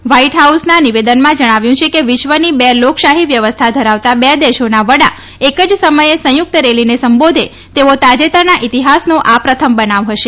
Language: Gujarati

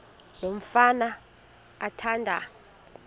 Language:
Xhosa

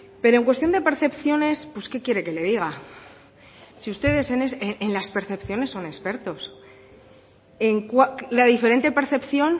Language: Spanish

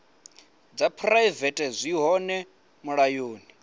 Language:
Venda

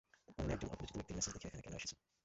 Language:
Bangla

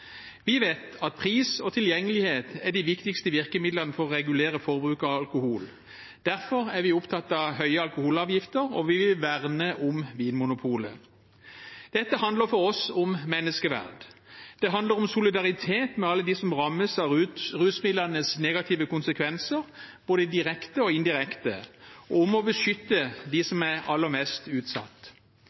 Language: Norwegian Bokmål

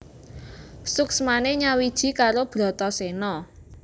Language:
Javanese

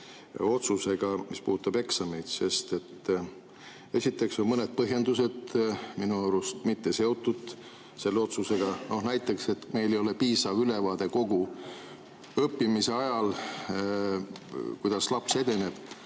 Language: Estonian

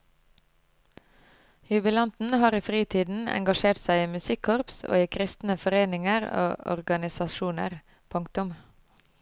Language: Norwegian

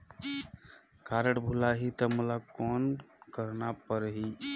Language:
Chhattisgarhi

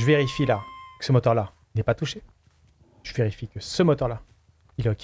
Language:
French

